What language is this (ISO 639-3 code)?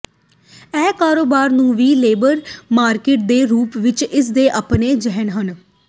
pan